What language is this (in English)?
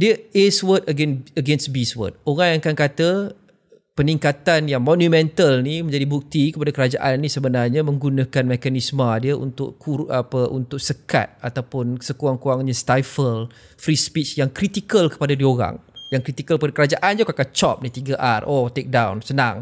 Malay